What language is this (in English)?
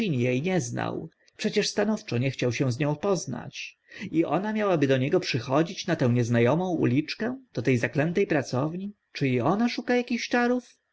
Polish